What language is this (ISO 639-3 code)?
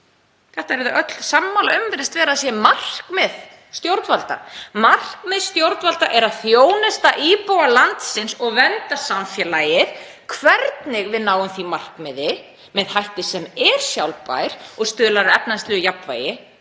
isl